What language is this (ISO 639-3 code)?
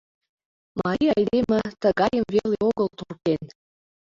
chm